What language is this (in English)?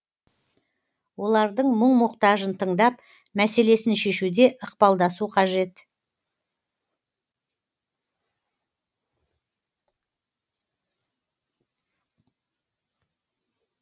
Kazakh